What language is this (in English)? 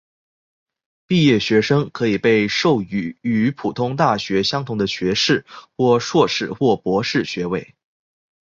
Chinese